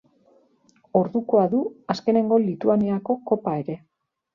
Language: Basque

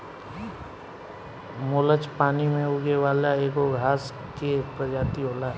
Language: Bhojpuri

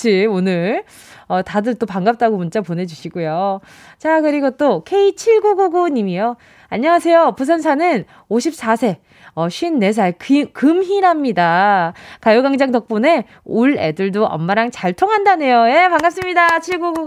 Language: Korean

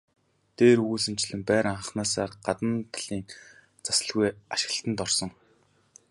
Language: Mongolian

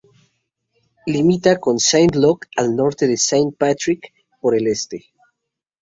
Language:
Spanish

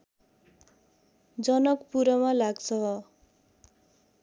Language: Nepali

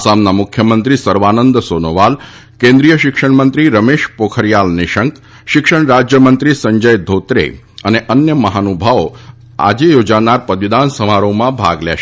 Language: Gujarati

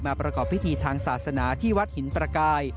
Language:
Thai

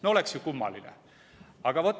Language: Estonian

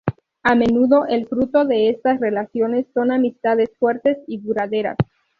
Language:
Spanish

